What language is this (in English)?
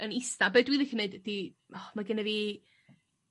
Welsh